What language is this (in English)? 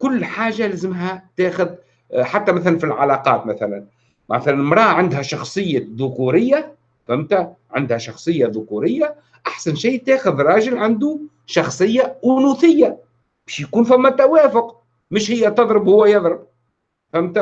Arabic